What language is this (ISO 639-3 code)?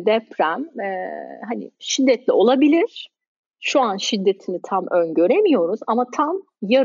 tur